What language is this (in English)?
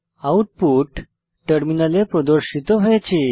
Bangla